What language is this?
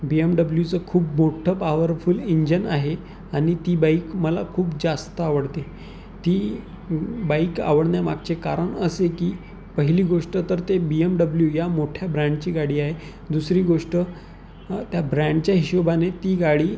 Marathi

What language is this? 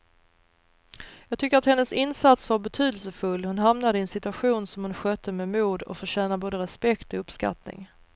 Swedish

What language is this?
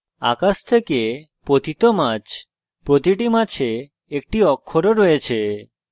Bangla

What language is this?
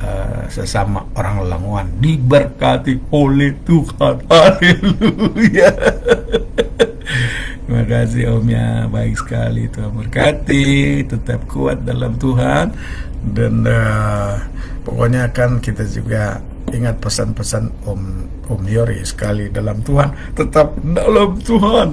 Indonesian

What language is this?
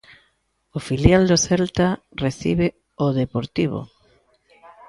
Galician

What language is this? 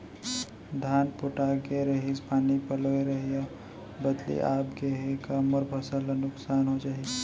Chhattisgarhi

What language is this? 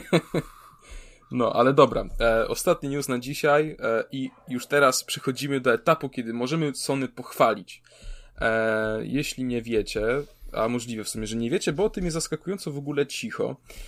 Polish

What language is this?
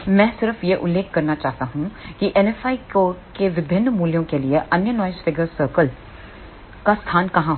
Hindi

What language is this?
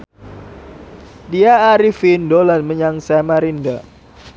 Javanese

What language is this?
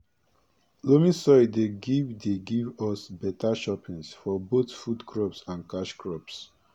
Nigerian Pidgin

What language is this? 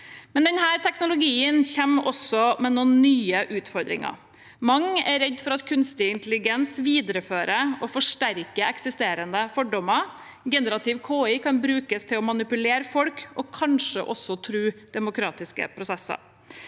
Norwegian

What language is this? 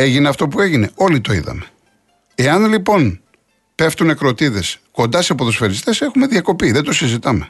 Greek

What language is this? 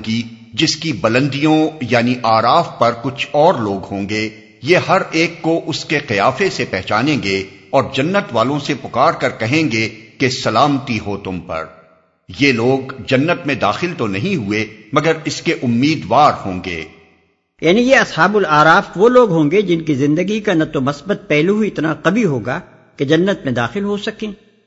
Urdu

